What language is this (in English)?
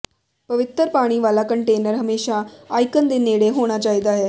Punjabi